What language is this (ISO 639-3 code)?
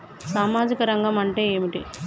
tel